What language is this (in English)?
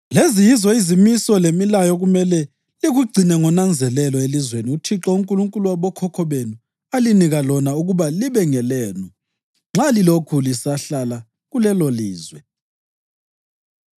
North Ndebele